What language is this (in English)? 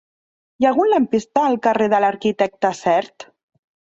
Catalan